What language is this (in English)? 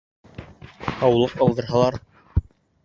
Bashkir